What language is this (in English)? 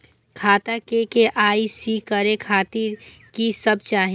Maithili